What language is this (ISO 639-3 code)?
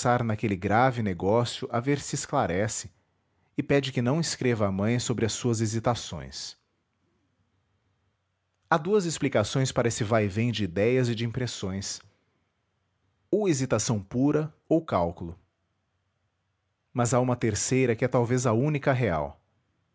por